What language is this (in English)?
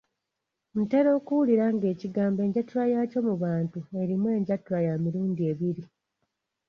Ganda